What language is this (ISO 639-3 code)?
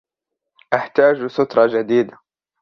ara